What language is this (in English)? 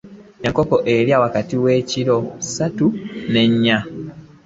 Ganda